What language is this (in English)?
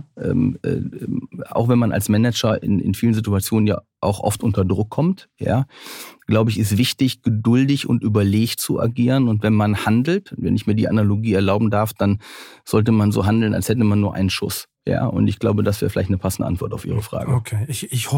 German